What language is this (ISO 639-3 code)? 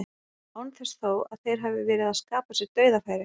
isl